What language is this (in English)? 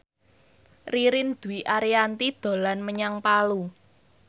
Javanese